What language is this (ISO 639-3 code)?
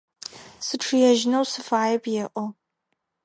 ady